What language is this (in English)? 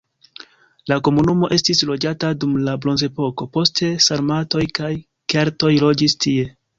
Esperanto